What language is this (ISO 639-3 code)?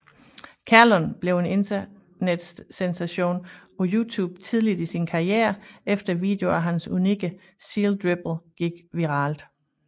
dan